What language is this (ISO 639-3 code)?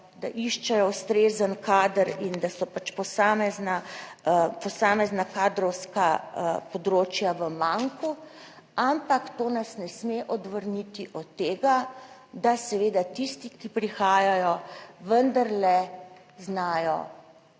slv